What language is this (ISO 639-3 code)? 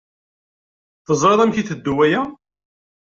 kab